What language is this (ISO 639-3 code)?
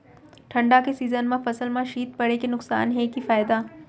hne